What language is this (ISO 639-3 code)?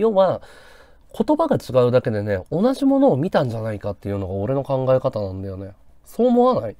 jpn